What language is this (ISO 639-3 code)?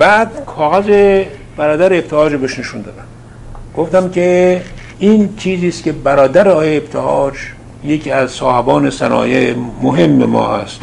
fas